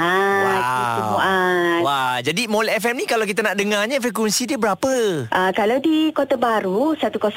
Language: Malay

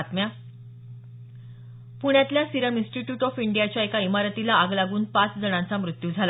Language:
Marathi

